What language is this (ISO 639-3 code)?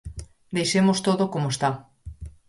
glg